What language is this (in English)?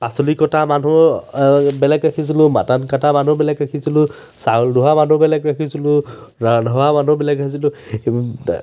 Assamese